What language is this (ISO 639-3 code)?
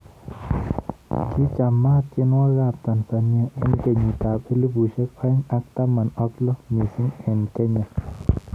kln